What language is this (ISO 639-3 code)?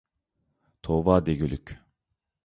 uig